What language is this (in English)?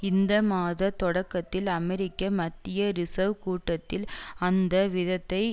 Tamil